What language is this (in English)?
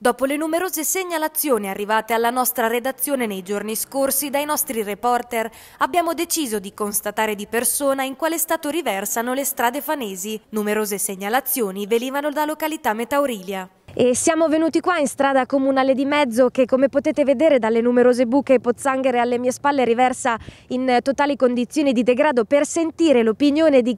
Italian